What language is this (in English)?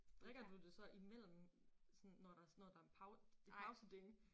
Danish